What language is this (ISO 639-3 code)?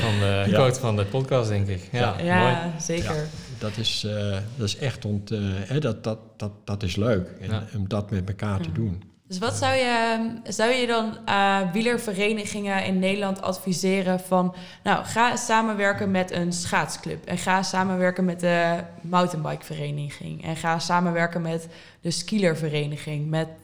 nld